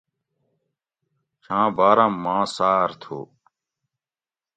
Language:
Gawri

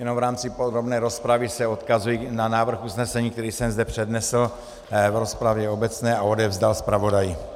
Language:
Czech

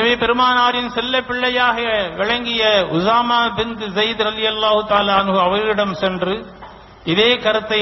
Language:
Arabic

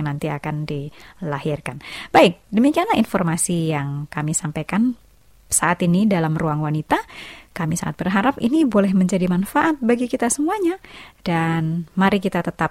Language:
Indonesian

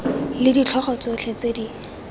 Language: Tswana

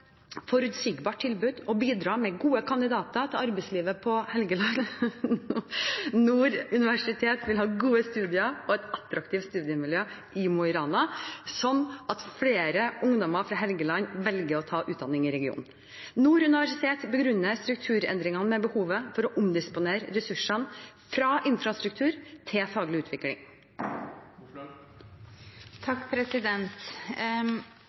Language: Norwegian Bokmål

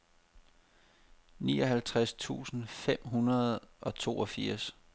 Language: Danish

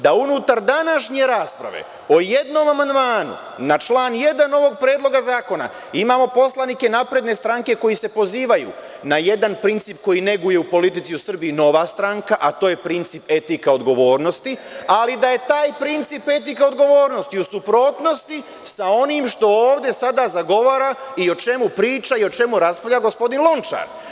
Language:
Serbian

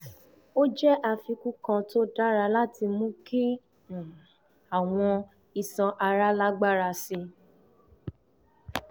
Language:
Yoruba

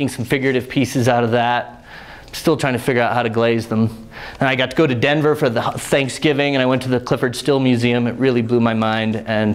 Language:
English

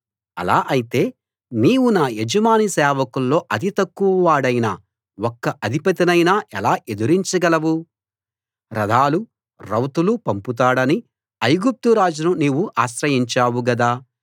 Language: Telugu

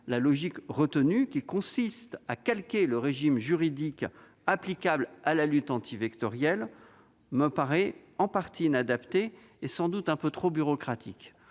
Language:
French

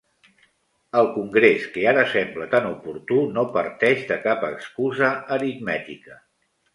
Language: Catalan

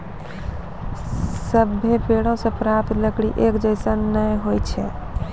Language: Maithili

